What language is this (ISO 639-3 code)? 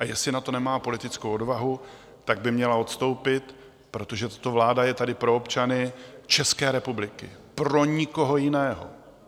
ces